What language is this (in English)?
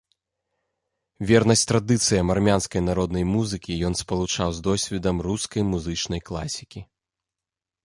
Belarusian